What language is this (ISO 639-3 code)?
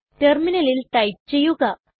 mal